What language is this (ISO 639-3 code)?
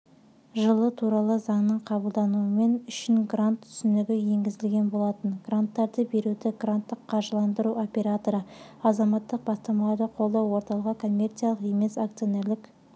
kaz